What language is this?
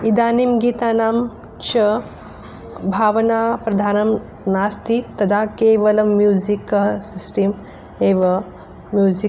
Sanskrit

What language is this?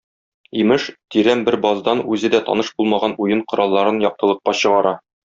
Tatar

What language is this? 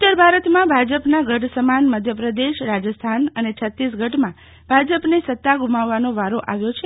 Gujarati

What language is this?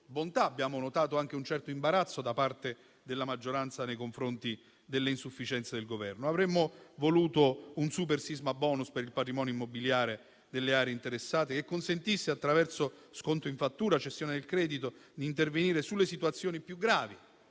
Italian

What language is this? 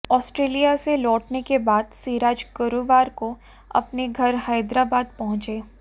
Hindi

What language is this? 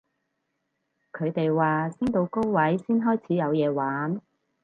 Cantonese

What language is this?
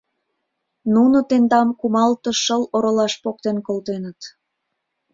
Mari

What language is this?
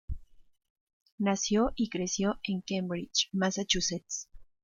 Spanish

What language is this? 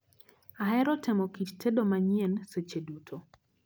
Luo (Kenya and Tanzania)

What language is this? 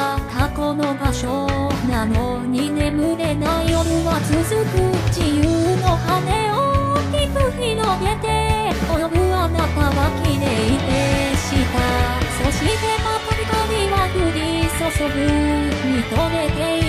Japanese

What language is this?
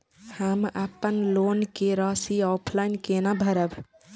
Maithili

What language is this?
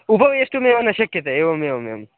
Sanskrit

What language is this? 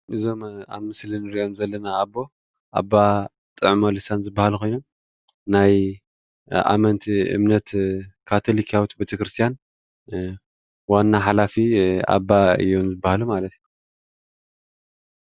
Tigrinya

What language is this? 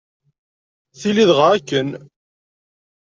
Kabyle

